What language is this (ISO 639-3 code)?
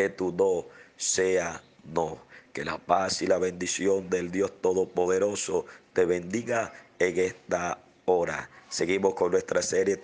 spa